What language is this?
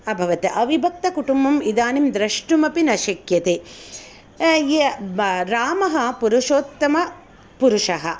Sanskrit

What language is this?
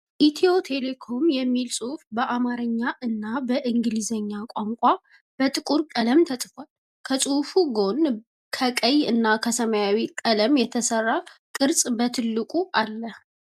Amharic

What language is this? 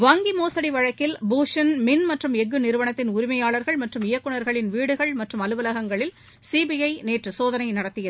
Tamil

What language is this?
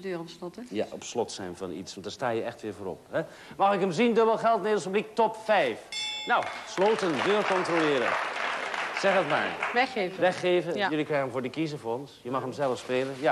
Dutch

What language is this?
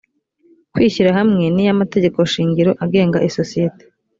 Kinyarwanda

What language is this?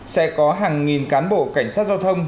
Vietnamese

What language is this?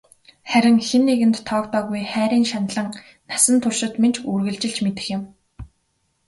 Mongolian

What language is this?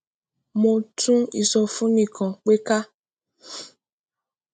Yoruba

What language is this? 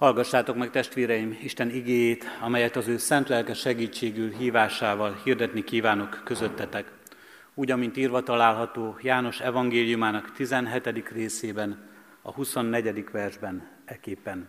Hungarian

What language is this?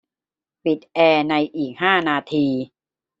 Thai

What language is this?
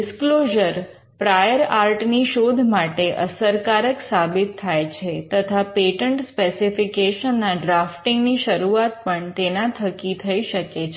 Gujarati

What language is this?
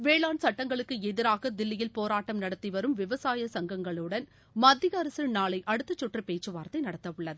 Tamil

